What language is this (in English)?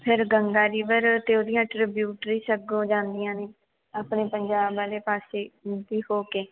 Punjabi